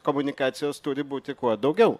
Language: Lithuanian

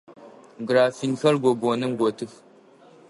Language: Adyghe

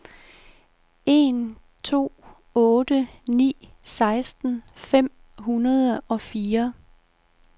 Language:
Danish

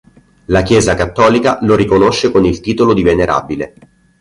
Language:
Italian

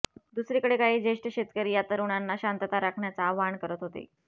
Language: Marathi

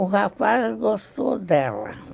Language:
Portuguese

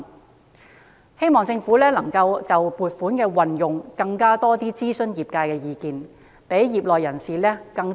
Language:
Cantonese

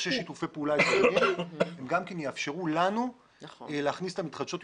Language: Hebrew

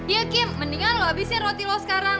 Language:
Indonesian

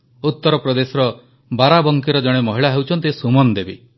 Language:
Odia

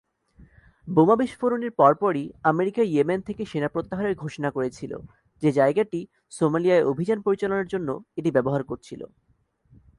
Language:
Bangla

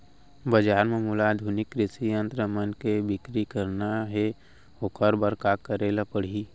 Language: Chhattisgarhi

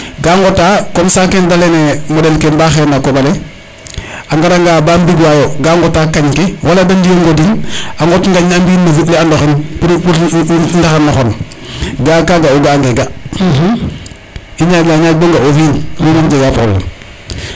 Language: Serer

